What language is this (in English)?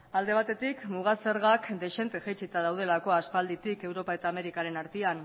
Basque